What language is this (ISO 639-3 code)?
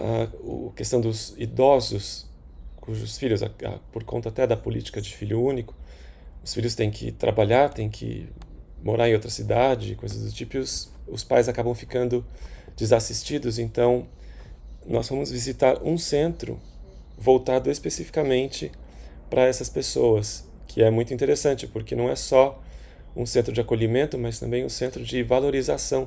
por